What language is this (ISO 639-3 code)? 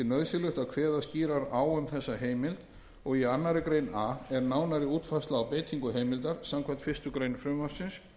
isl